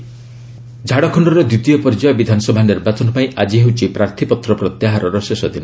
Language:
Odia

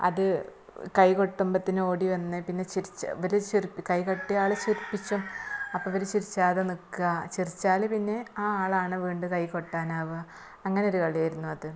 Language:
Malayalam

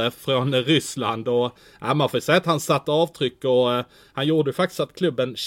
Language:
Swedish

